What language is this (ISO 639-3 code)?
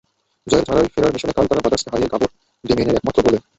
ben